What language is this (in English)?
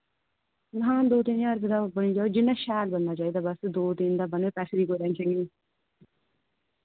Dogri